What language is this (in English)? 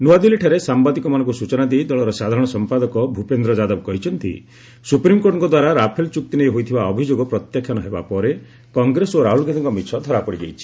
Odia